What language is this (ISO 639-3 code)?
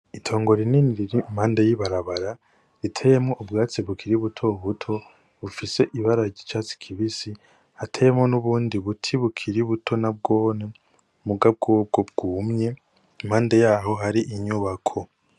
run